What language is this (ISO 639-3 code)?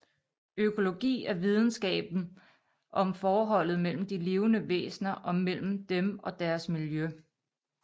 dan